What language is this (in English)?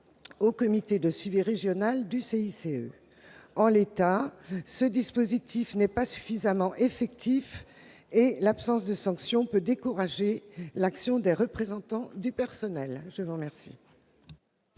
French